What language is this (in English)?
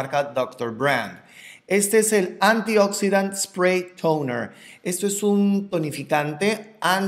Spanish